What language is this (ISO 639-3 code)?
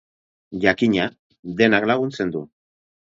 eus